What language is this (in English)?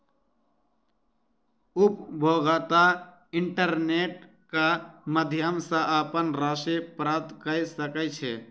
Maithili